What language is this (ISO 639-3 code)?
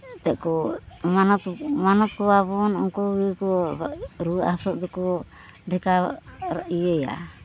sat